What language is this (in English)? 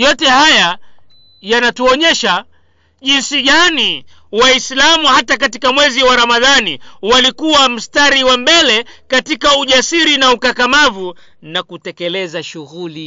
Swahili